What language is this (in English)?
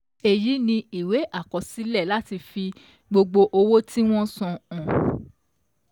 Yoruba